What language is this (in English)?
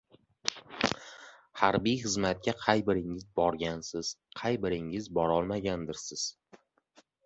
Uzbek